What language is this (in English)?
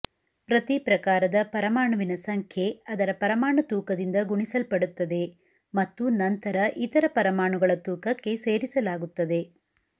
Kannada